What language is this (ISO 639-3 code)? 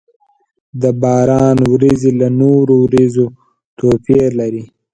pus